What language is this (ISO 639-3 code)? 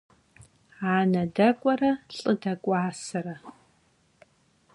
kbd